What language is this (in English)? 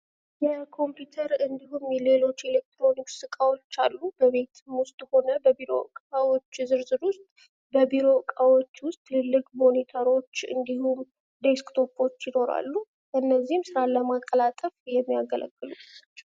Amharic